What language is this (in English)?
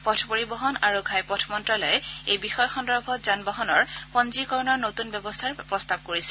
Assamese